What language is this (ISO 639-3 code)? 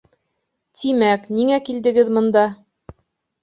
bak